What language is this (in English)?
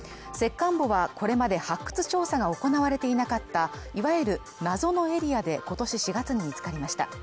Japanese